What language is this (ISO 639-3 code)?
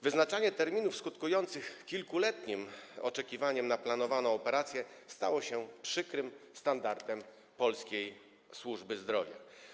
pol